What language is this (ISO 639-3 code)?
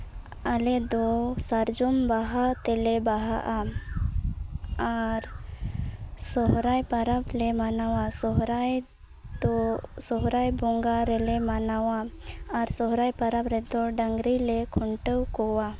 sat